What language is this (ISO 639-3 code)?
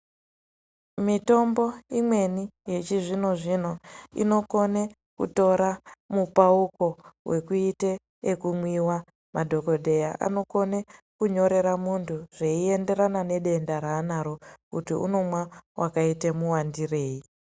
ndc